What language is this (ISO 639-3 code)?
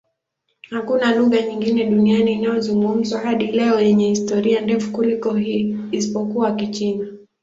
swa